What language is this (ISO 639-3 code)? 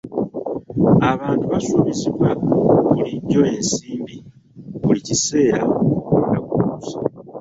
lug